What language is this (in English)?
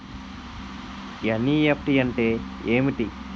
Telugu